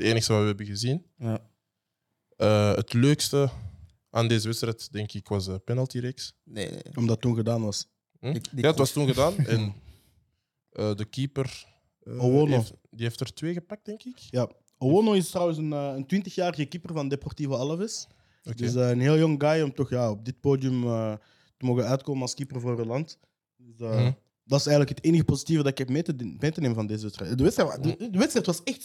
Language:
Dutch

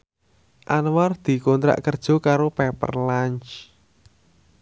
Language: Javanese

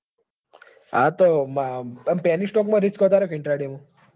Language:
Gujarati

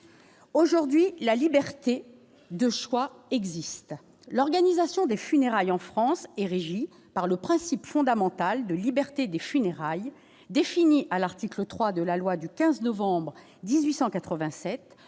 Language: French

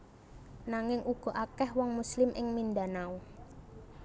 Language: Javanese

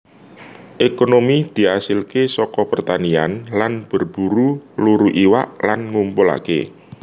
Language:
Javanese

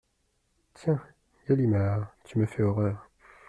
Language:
French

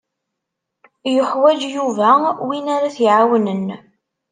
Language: Kabyle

